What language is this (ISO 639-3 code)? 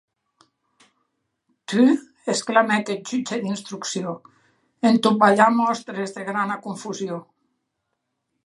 oci